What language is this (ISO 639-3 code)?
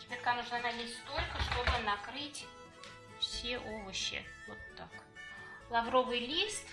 rus